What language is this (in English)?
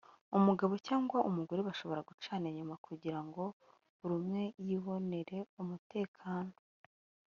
Kinyarwanda